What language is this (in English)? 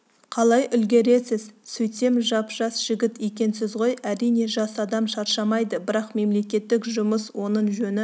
Kazakh